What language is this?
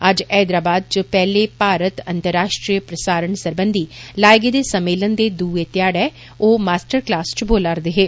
Dogri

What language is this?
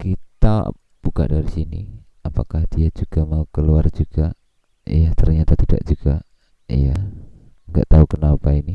Indonesian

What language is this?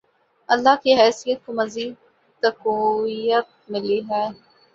Urdu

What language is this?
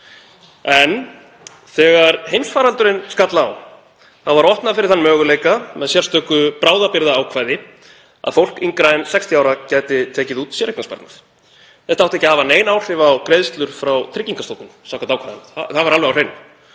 Icelandic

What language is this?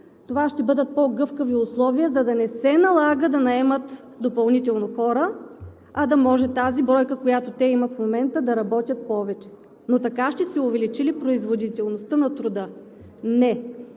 Bulgarian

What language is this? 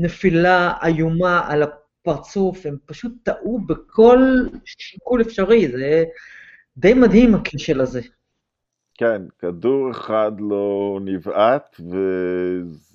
Hebrew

